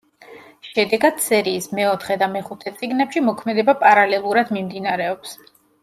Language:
Georgian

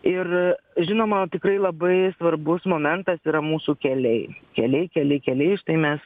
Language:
Lithuanian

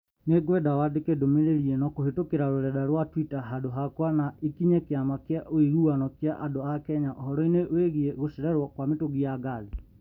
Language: Kikuyu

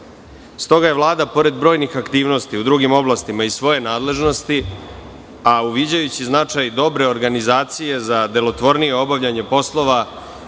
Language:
Serbian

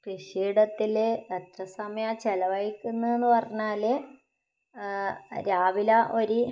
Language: Malayalam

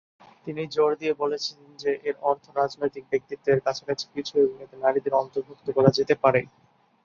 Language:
Bangla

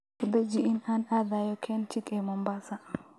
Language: Somali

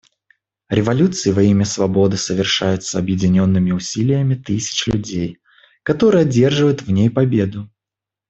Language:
Russian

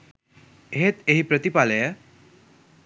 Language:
Sinhala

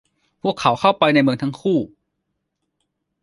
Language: Thai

